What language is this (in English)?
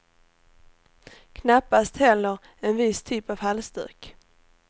Swedish